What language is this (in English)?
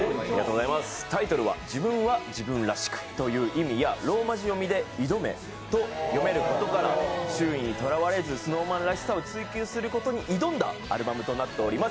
Japanese